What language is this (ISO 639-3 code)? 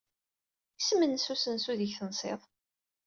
kab